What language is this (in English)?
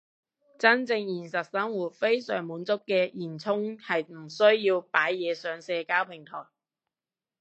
Cantonese